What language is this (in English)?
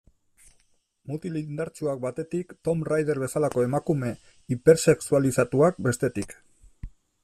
Basque